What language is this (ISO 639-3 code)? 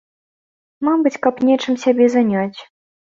bel